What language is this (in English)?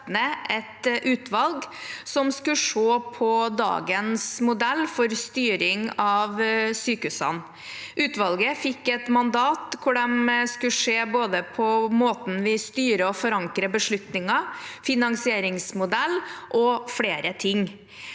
Norwegian